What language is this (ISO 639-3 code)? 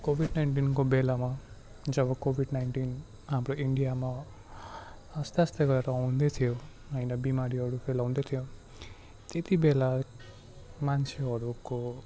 nep